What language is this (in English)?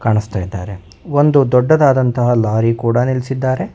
Kannada